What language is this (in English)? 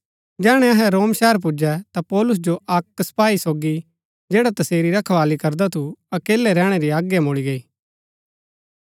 Gaddi